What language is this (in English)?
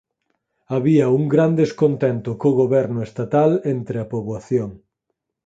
Galician